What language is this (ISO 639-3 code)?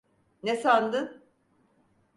tur